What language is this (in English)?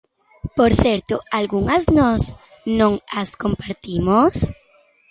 Galician